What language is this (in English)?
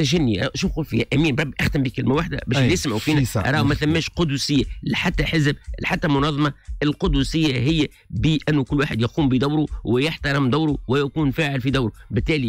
Arabic